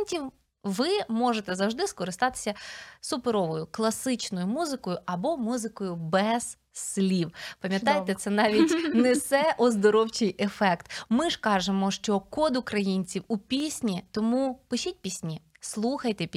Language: Ukrainian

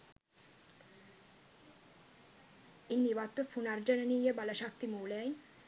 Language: Sinhala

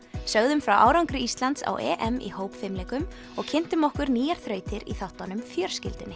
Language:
Icelandic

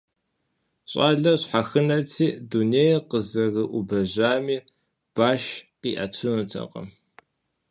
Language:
Kabardian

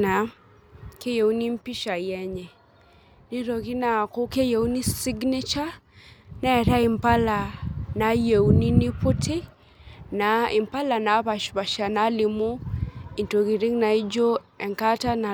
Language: Masai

